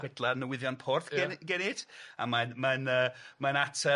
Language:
Welsh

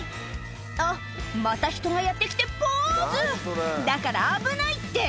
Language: Japanese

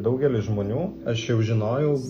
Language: Lithuanian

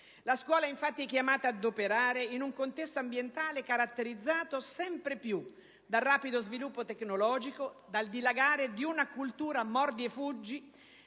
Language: Italian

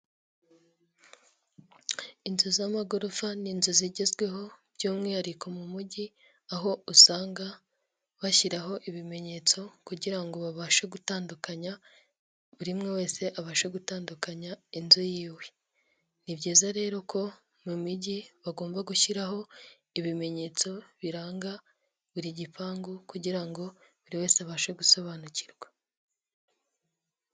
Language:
Kinyarwanda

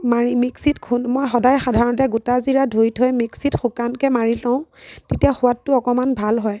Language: Assamese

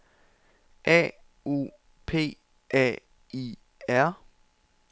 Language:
Danish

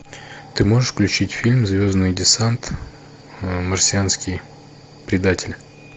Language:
Russian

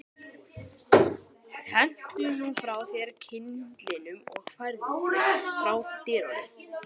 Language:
Icelandic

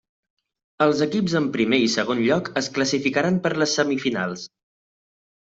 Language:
Catalan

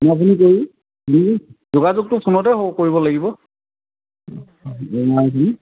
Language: Assamese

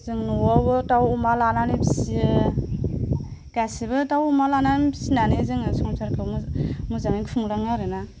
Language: Bodo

